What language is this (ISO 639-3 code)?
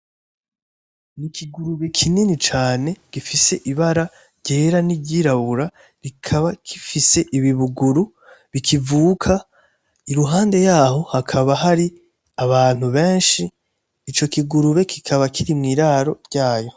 run